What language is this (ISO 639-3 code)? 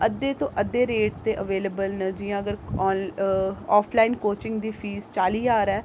doi